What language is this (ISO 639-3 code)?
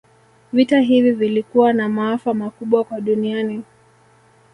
swa